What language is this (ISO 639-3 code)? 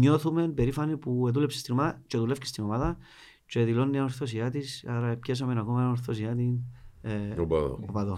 ell